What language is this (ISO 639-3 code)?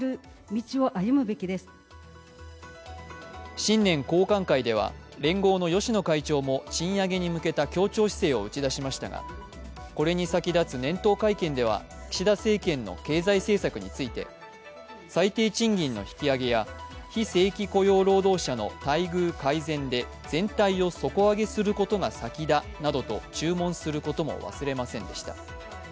jpn